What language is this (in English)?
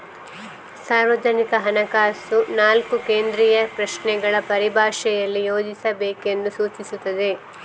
Kannada